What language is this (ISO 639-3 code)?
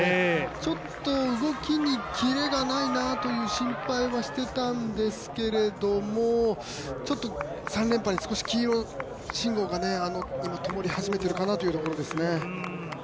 jpn